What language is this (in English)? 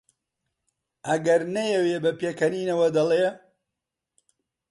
Central Kurdish